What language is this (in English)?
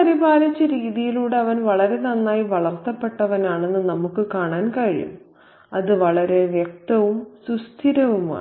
Malayalam